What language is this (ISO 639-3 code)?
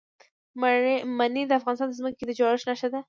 pus